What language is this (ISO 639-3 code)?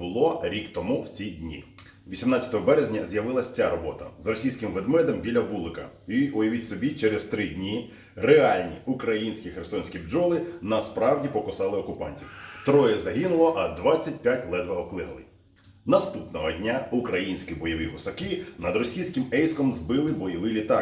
ukr